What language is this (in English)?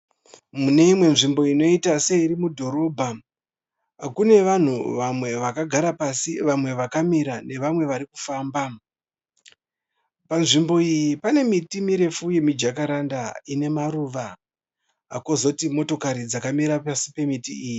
Shona